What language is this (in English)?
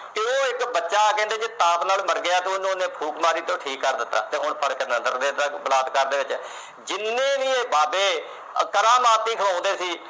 Punjabi